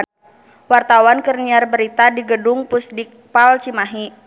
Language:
Sundanese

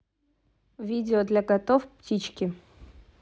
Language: Russian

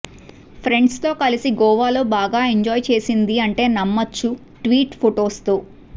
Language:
Telugu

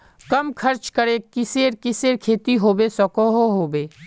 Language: Magahi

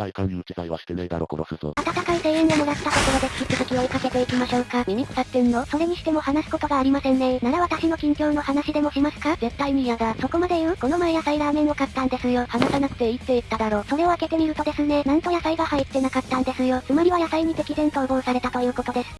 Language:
Japanese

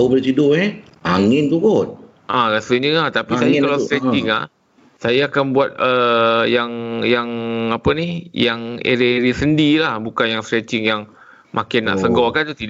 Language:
Malay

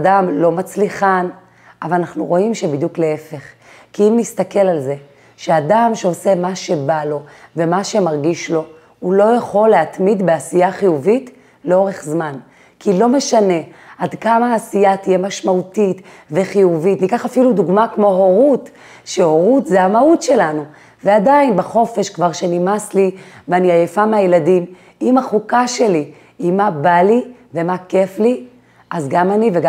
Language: Hebrew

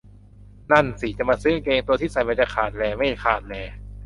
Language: Thai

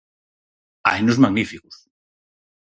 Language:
Galician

